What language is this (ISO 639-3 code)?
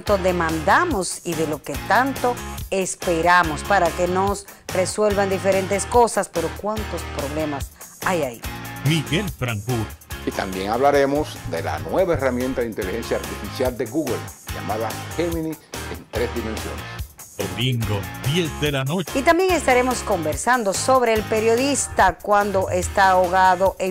spa